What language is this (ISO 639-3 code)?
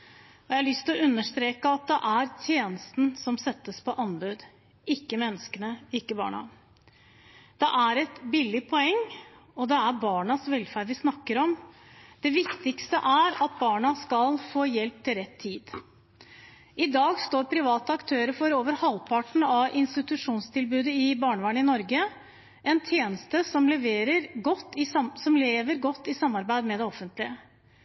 nob